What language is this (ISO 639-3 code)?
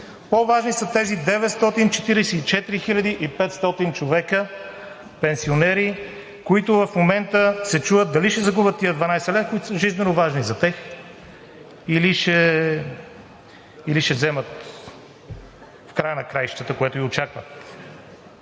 bul